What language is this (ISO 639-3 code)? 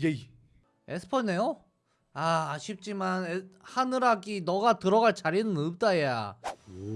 kor